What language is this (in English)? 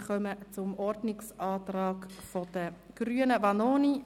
Swiss German